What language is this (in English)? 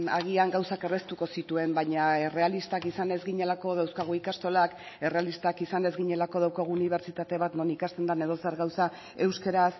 Basque